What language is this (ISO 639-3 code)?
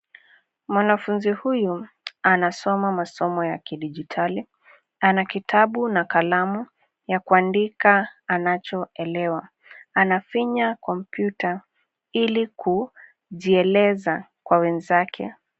swa